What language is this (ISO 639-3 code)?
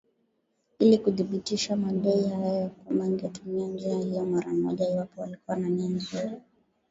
swa